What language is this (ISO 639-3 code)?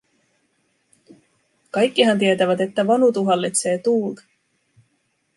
fin